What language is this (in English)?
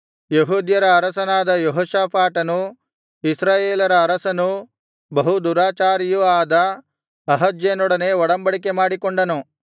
Kannada